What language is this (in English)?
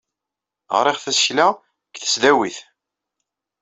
Kabyle